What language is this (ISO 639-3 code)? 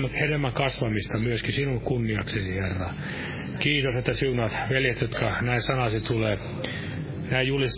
fin